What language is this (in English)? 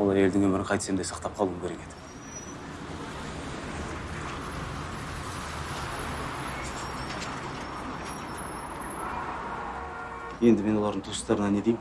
Turkish